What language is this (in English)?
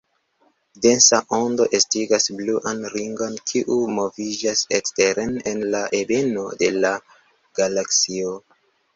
Esperanto